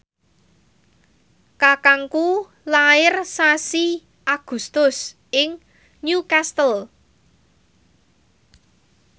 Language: Javanese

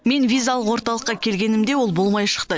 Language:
Kazakh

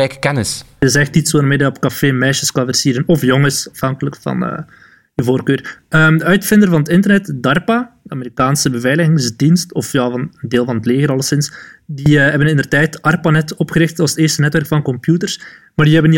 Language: Dutch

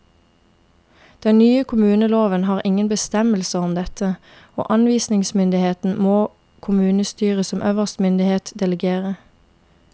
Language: Norwegian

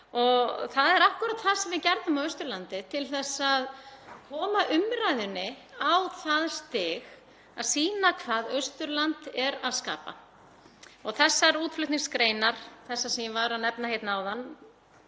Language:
Icelandic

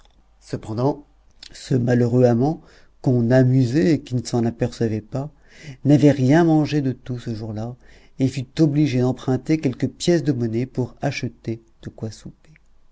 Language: French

